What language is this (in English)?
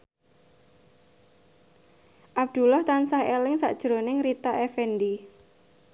Javanese